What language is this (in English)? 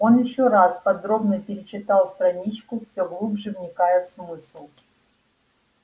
Russian